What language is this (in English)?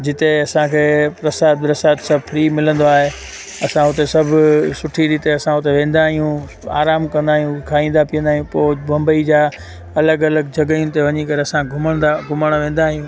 Sindhi